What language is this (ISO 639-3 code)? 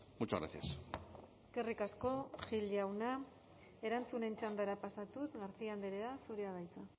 eus